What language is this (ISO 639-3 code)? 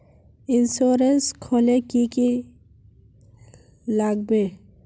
mag